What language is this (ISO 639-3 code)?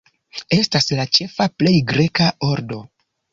epo